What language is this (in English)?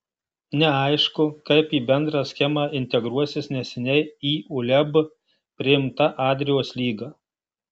Lithuanian